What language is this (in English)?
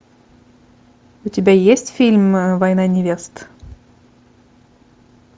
Russian